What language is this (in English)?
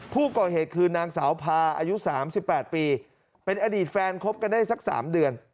Thai